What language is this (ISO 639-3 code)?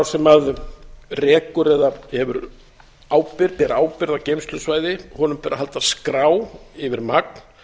isl